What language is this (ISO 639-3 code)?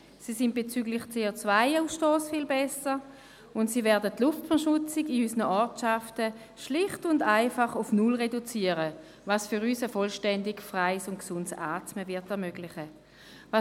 gsw